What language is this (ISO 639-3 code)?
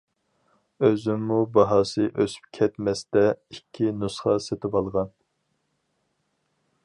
uig